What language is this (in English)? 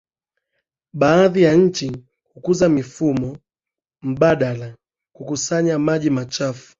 Swahili